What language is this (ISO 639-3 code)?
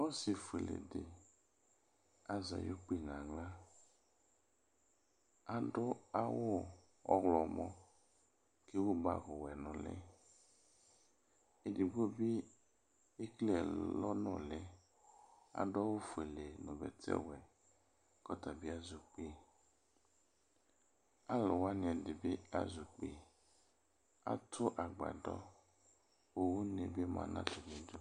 kpo